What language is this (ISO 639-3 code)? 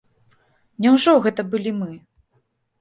bel